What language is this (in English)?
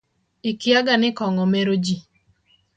Luo (Kenya and Tanzania)